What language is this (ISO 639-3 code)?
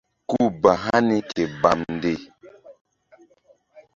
mdd